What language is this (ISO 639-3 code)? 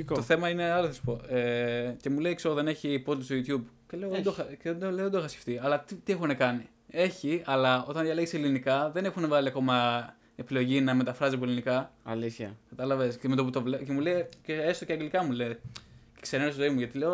ell